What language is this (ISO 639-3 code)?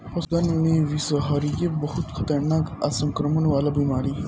bho